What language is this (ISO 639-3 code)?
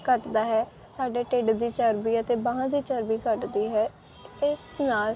pan